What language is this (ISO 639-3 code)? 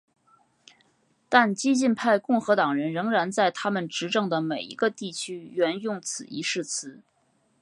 zho